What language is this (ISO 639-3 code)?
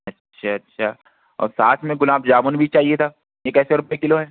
urd